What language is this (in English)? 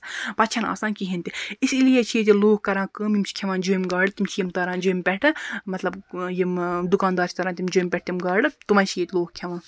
Kashmiri